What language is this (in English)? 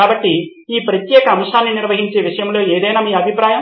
Telugu